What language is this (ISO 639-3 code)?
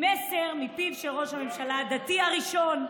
heb